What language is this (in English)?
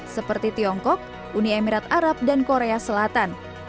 Indonesian